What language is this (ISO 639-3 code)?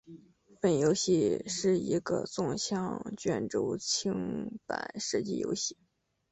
zho